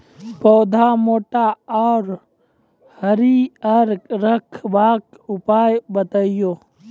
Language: Maithili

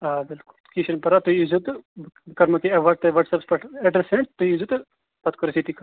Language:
Kashmiri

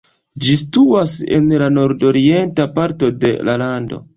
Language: Esperanto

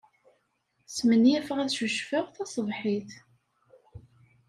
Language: Kabyle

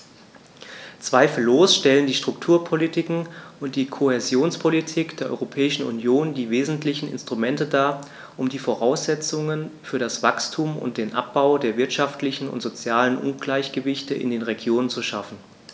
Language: German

